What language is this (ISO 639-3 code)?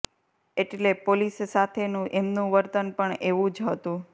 guj